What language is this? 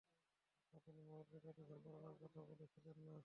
Bangla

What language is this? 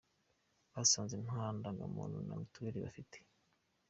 Kinyarwanda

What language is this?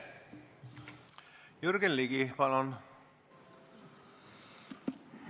Estonian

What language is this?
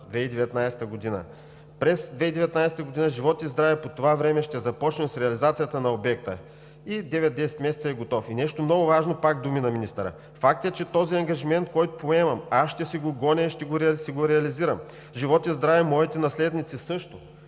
Bulgarian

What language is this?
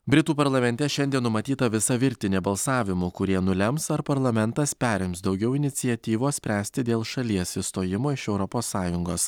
Lithuanian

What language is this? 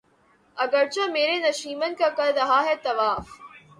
Urdu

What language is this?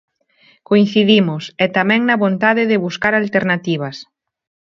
Galician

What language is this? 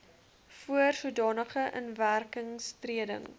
Afrikaans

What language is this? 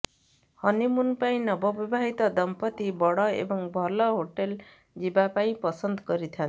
Odia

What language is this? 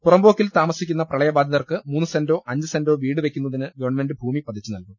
Malayalam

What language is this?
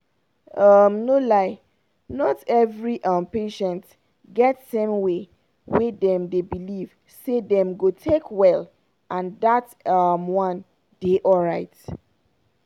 Nigerian Pidgin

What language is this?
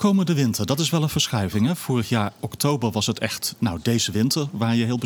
Dutch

